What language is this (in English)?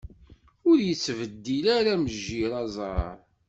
Kabyle